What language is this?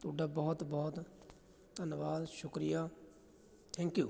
Punjabi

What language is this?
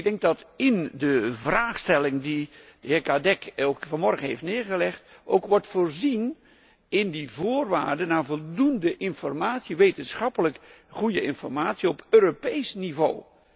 Dutch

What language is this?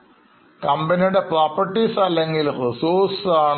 Malayalam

